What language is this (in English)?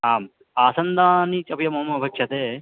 Sanskrit